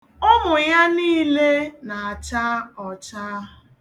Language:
Igbo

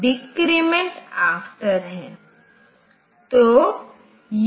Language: Hindi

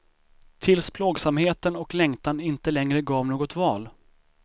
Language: Swedish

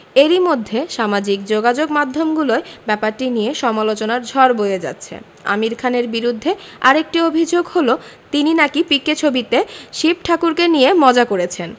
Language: Bangla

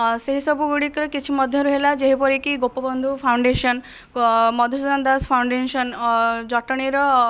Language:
Odia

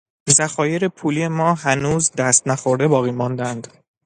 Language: Persian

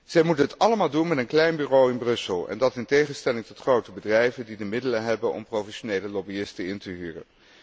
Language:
Dutch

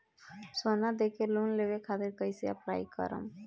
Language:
Bhojpuri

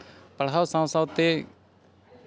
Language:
Santali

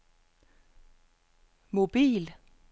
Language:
Danish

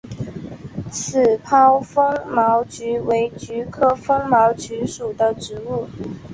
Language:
Chinese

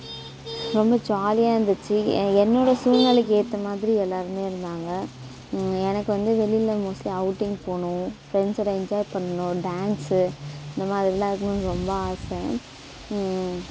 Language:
Tamil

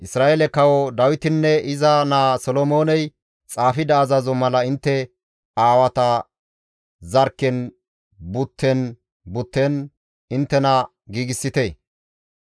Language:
Gamo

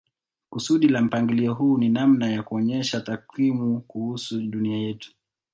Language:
Swahili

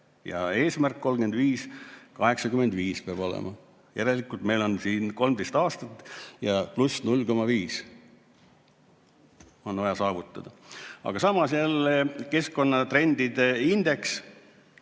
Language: Estonian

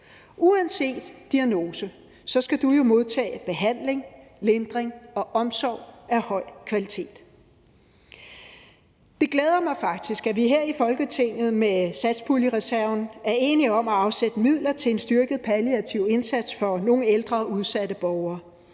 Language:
Danish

